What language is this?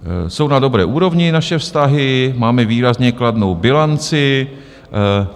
Czech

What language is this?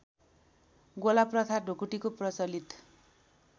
Nepali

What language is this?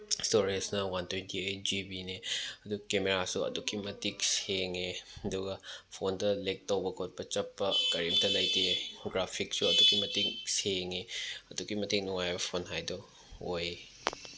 Manipuri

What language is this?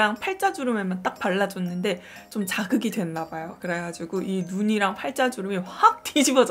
Korean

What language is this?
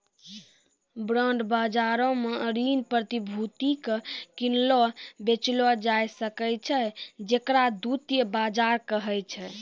Maithili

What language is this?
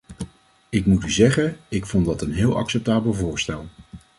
Dutch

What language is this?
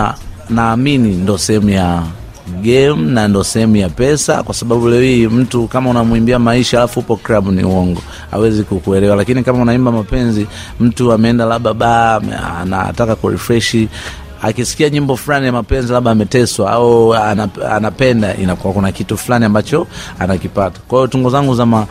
Swahili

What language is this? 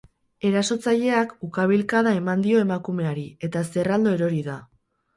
Basque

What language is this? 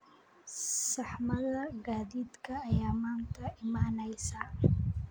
Somali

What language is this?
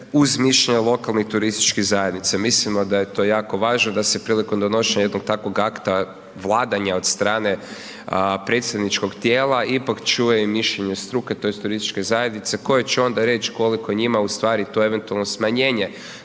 Croatian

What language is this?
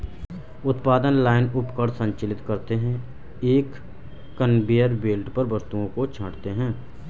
Hindi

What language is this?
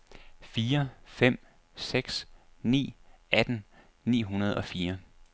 Danish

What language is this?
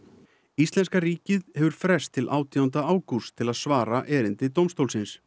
Icelandic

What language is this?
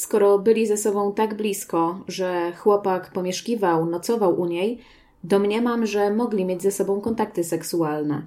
Polish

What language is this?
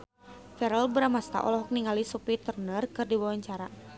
Sundanese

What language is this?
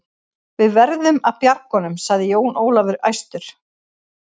Icelandic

